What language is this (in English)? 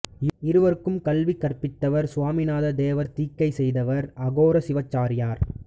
Tamil